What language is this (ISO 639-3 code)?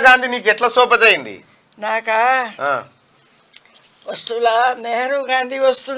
tel